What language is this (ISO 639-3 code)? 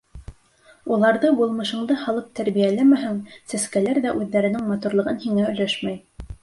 bak